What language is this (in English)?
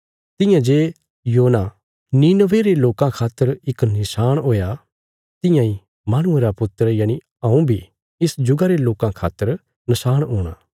Bilaspuri